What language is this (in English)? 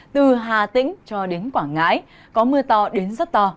Vietnamese